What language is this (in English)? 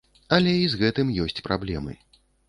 Belarusian